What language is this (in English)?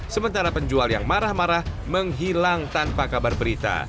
Indonesian